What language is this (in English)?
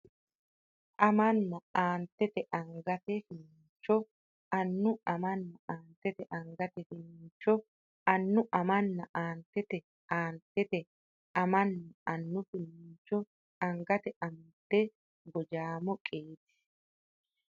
Sidamo